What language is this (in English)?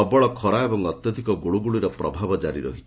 Odia